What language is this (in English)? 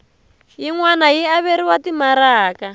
Tsonga